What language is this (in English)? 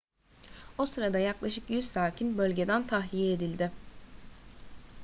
Turkish